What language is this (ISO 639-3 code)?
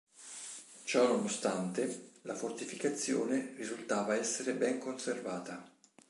ita